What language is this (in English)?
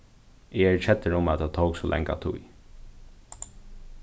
Faroese